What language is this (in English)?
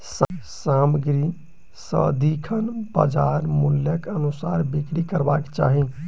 Maithili